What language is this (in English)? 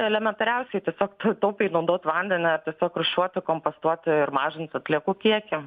Lithuanian